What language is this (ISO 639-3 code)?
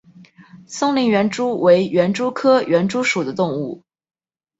zho